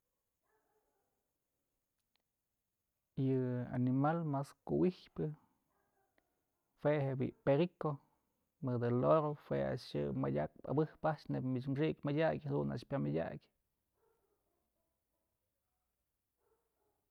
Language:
Mazatlán Mixe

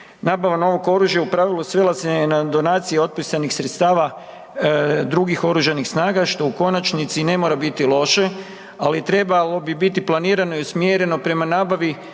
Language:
Croatian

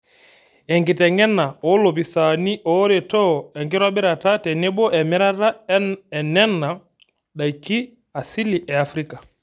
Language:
Masai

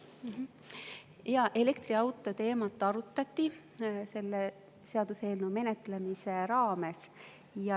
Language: Estonian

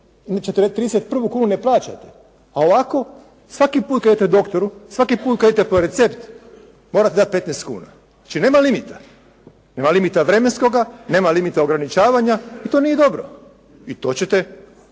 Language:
Croatian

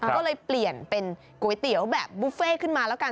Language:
Thai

